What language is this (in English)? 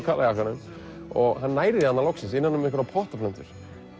Icelandic